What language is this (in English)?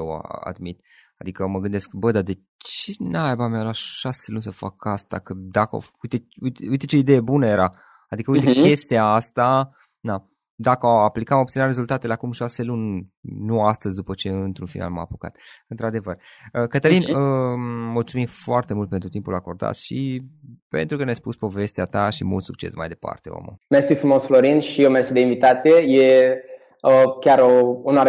Romanian